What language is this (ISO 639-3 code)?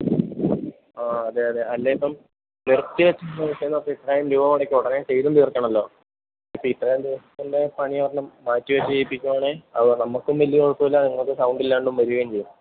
mal